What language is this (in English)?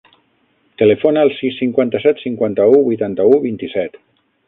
Catalan